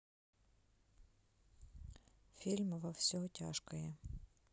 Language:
Russian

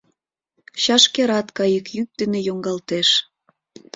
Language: Mari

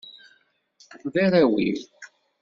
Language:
Kabyle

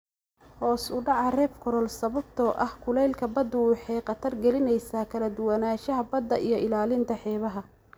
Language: Somali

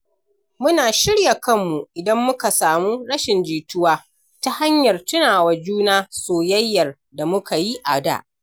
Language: Hausa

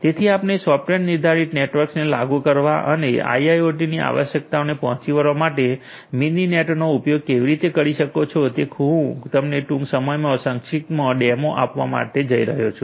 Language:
Gujarati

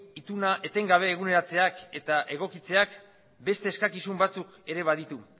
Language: Basque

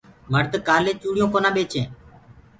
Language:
Gurgula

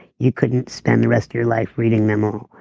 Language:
English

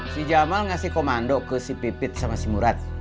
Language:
Indonesian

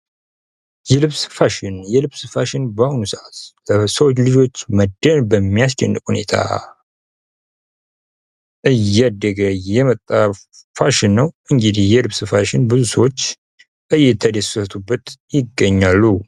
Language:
Amharic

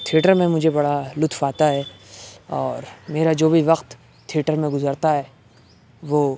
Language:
Urdu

